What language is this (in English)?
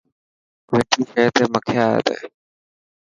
Dhatki